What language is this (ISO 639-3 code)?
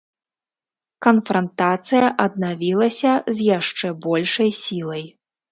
bel